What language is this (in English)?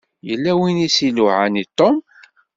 Kabyle